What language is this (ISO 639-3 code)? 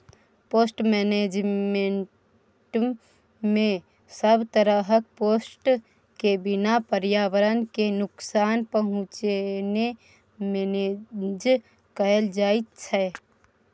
mai